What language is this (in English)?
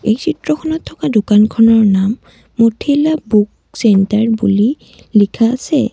Assamese